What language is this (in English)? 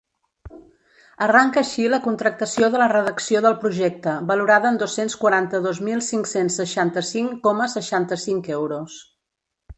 Catalan